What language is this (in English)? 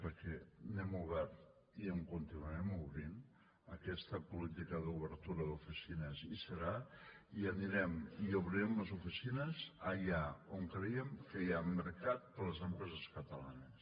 Catalan